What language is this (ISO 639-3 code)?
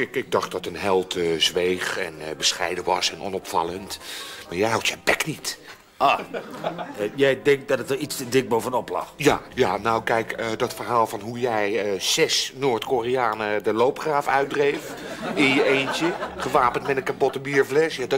nld